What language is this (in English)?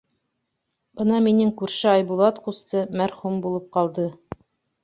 Bashkir